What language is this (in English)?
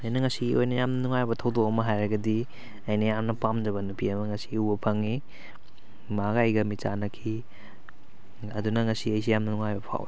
Manipuri